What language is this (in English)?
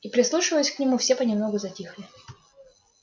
Russian